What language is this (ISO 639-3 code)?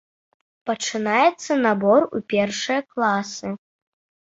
bel